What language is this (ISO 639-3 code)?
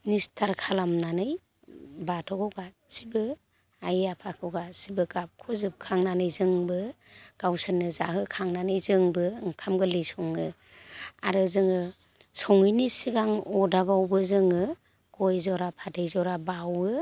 brx